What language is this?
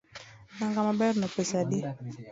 Luo (Kenya and Tanzania)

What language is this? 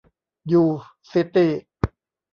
Thai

